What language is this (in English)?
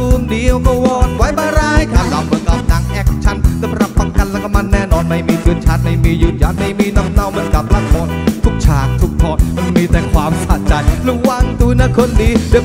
Thai